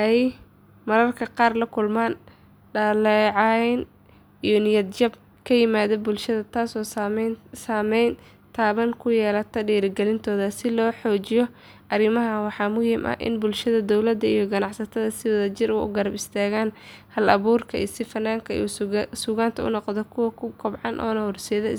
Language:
Somali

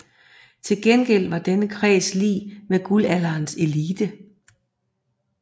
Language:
Danish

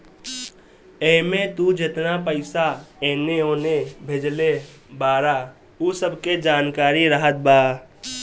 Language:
Bhojpuri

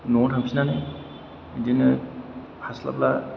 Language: Bodo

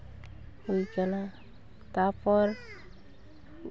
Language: Santali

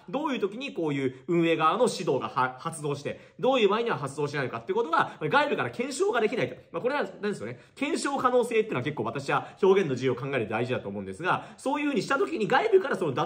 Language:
Japanese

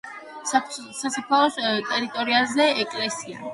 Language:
Georgian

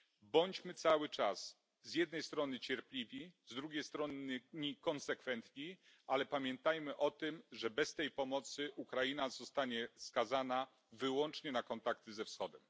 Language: Polish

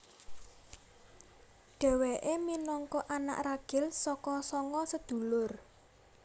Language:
Javanese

